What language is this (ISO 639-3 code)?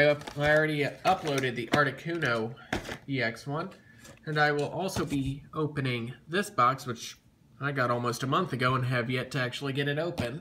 eng